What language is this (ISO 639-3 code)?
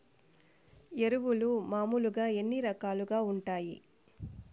tel